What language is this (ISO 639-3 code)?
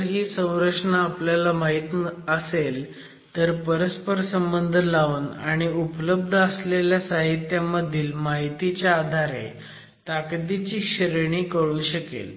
mar